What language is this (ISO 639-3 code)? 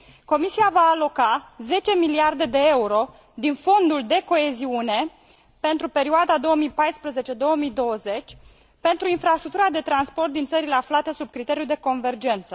ron